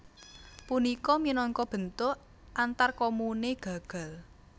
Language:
Javanese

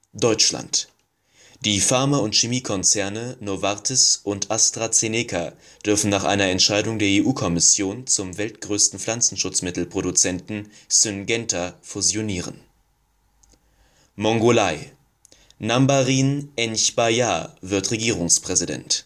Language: German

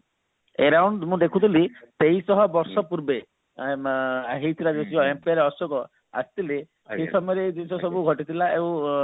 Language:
Odia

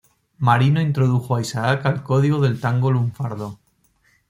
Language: Spanish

